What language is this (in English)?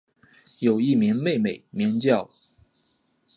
Chinese